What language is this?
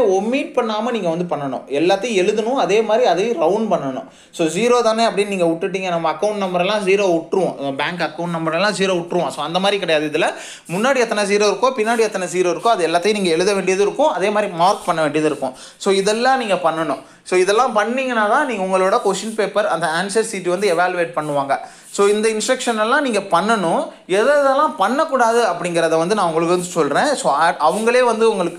Tamil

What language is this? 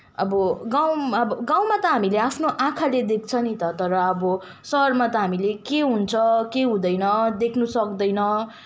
Nepali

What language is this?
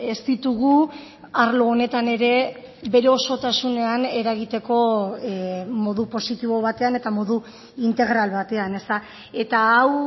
Basque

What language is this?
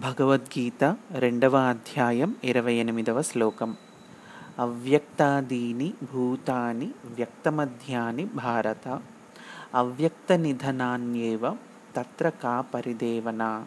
Telugu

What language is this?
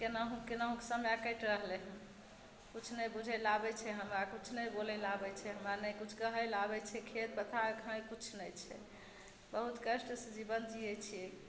Maithili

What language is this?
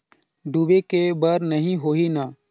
Chhattisgarhi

